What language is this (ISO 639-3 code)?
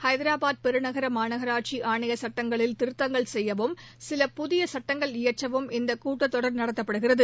tam